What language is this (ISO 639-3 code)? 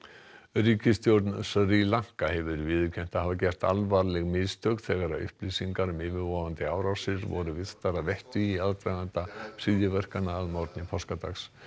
isl